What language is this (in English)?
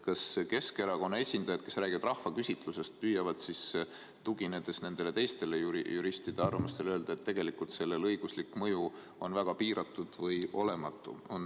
Estonian